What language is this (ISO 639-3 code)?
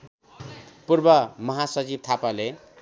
nep